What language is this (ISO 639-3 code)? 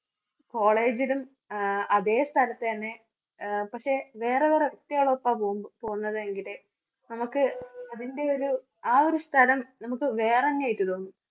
mal